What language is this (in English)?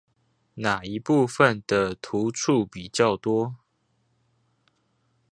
Chinese